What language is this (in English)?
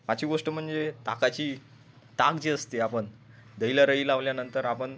Marathi